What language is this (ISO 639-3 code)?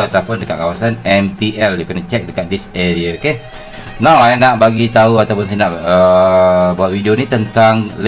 msa